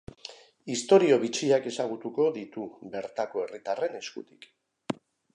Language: Basque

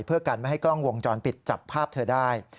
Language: Thai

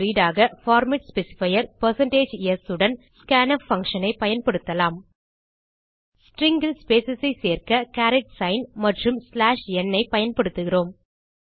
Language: Tamil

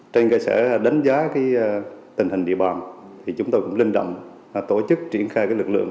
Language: Vietnamese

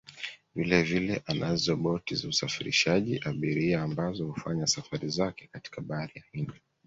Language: Swahili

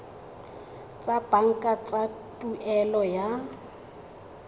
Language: Tswana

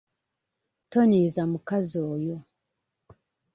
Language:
Ganda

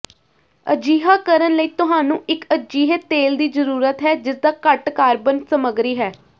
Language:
Punjabi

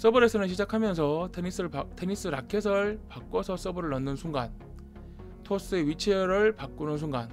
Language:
Korean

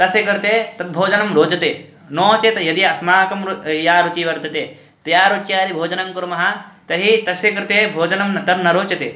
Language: Sanskrit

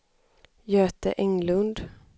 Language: Swedish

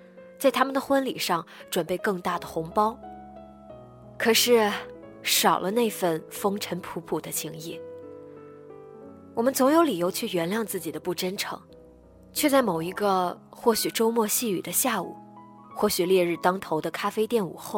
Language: Chinese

